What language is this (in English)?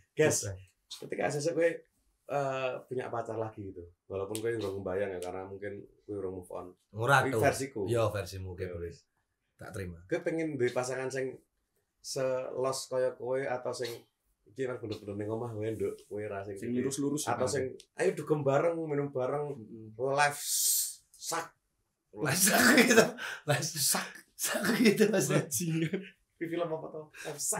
Indonesian